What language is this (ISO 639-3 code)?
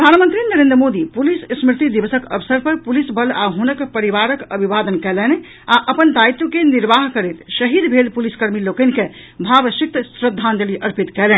mai